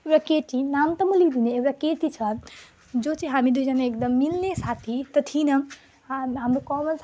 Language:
Nepali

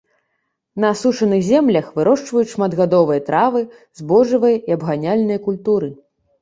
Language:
Belarusian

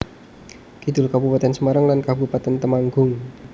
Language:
Javanese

